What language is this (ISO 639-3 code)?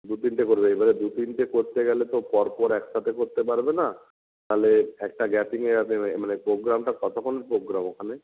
ben